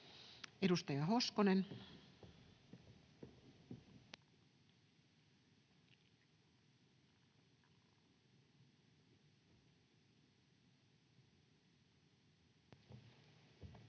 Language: Finnish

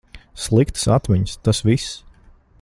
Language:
Latvian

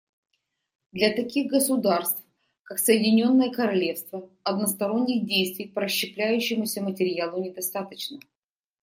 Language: Russian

